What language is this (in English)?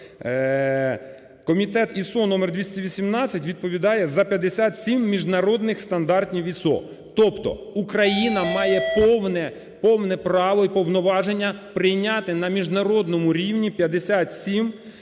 Ukrainian